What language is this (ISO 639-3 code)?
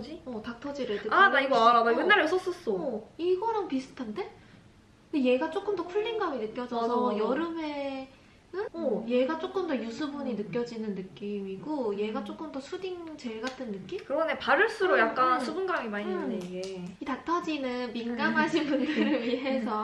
kor